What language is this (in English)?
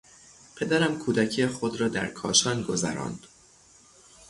Persian